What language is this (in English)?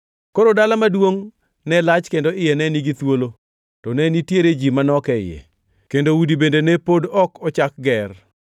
Luo (Kenya and Tanzania)